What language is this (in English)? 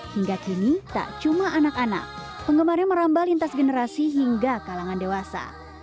Indonesian